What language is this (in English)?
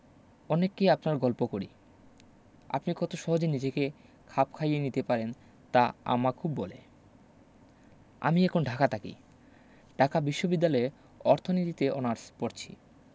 Bangla